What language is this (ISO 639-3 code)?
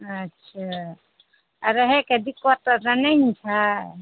mai